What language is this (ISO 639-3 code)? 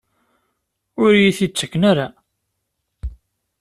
kab